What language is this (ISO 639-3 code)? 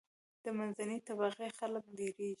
pus